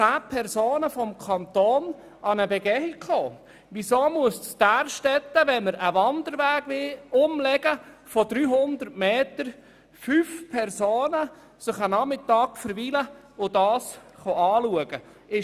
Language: Swiss German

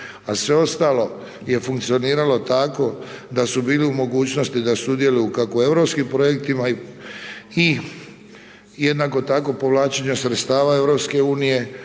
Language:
Croatian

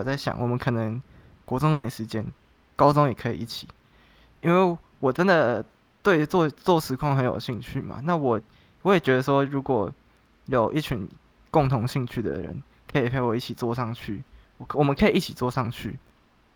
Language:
Chinese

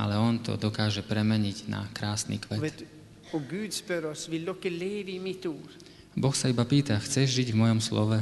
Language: Slovak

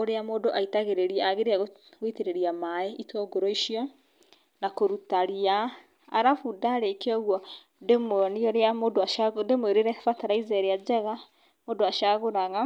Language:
Kikuyu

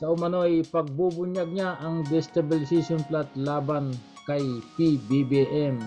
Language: Filipino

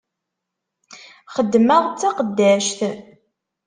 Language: Kabyle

